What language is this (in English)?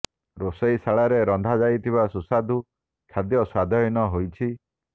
Odia